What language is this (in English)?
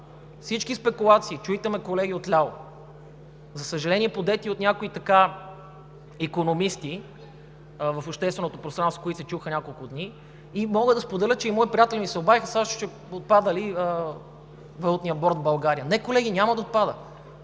Bulgarian